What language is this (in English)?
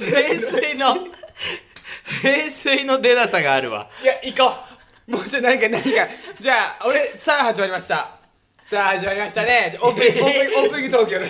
Japanese